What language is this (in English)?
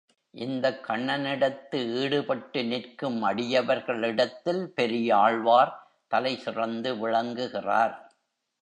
Tamil